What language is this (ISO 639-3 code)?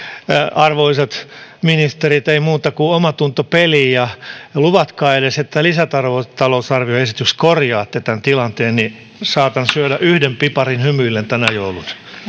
fin